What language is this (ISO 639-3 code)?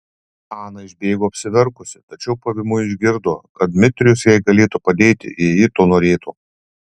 lit